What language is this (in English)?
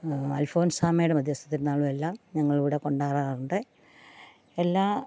Malayalam